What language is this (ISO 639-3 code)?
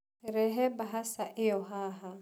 kik